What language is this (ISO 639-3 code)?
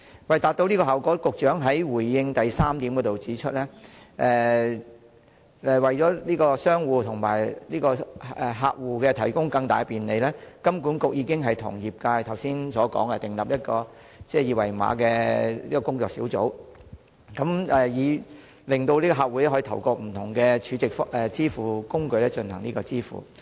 yue